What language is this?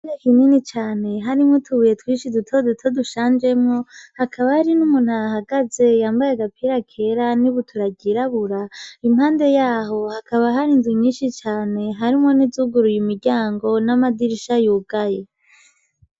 Rundi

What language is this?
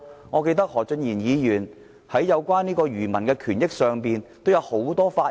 Cantonese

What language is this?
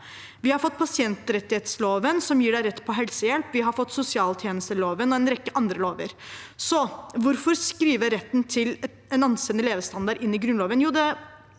Norwegian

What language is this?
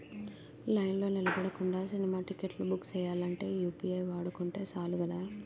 Telugu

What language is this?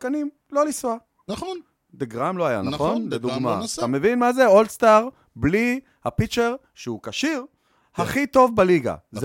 Hebrew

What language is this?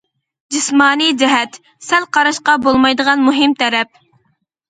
Uyghur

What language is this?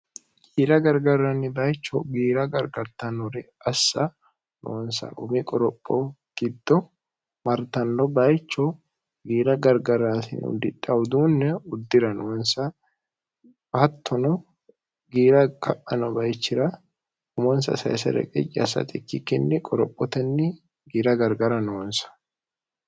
Sidamo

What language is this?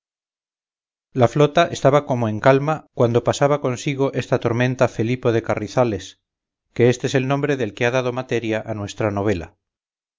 Spanish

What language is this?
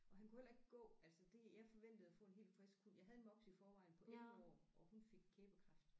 Danish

